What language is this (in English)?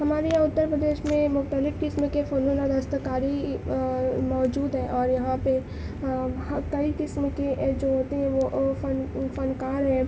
Urdu